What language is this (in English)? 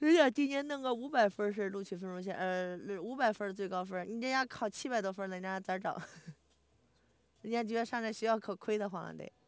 Chinese